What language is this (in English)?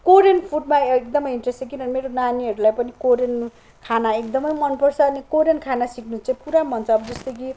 Nepali